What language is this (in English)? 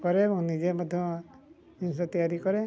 Odia